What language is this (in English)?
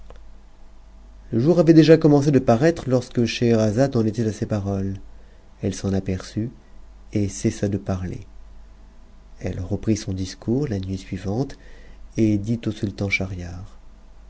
French